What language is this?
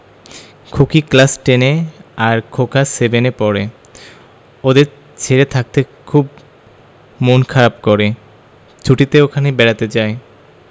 Bangla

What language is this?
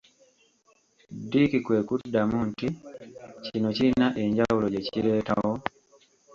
Ganda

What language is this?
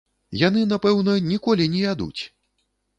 Belarusian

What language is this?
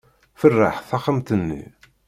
Kabyle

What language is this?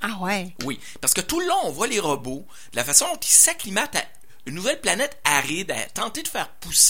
French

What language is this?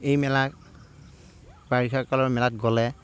Assamese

